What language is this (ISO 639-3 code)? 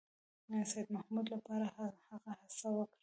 pus